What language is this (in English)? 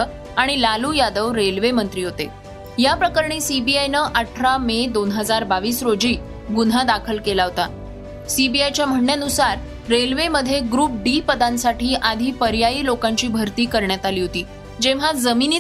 Marathi